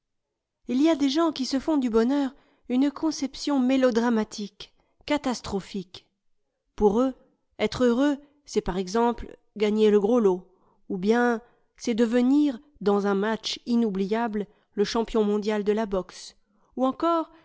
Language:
French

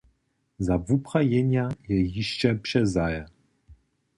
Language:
Upper Sorbian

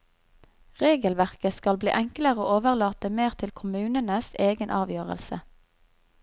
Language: Norwegian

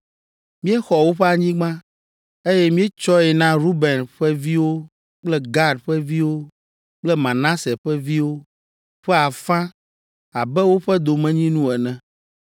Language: Ewe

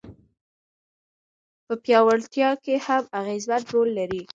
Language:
Pashto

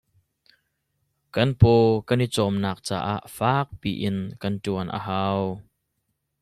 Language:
Hakha Chin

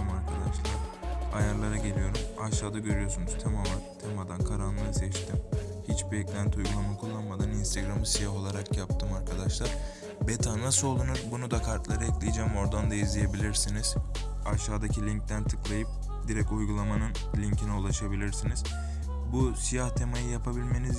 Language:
Turkish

